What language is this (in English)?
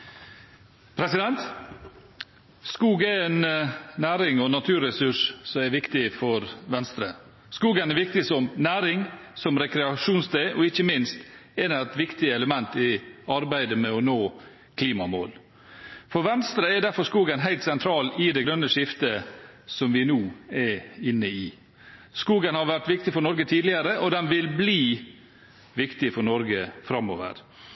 Norwegian